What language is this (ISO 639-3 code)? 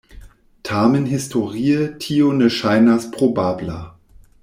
epo